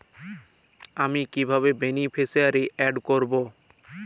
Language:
Bangla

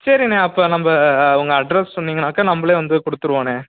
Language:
Tamil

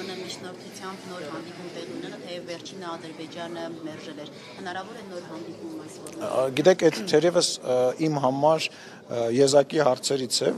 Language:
Romanian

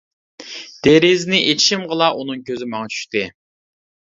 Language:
Uyghur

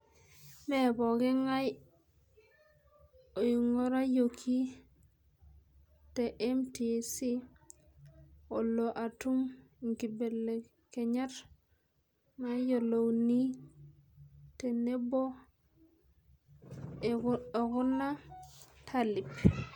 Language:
Masai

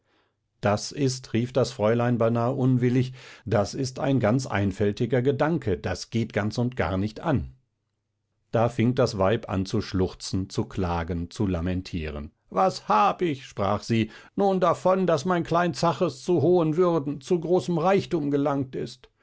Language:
German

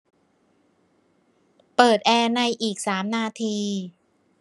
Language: Thai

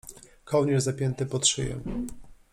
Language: Polish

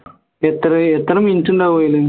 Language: Malayalam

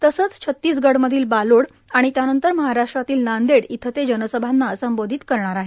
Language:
Marathi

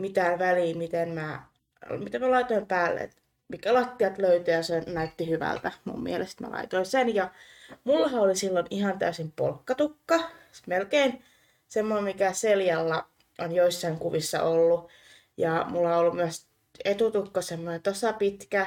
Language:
Finnish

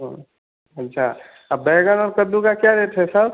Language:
Hindi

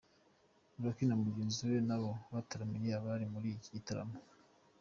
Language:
Kinyarwanda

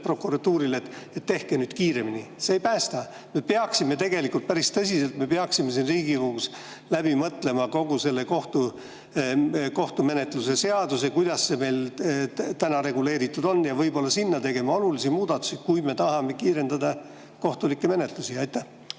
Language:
Estonian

